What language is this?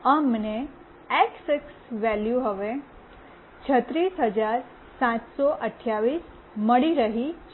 Gujarati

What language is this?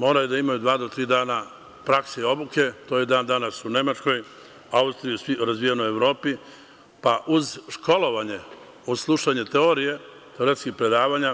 Serbian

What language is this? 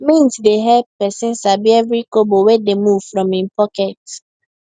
Nigerian Pidgin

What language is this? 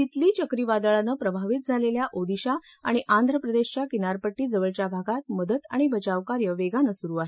Marathi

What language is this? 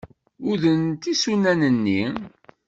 Kabyle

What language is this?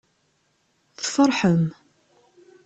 Kabyle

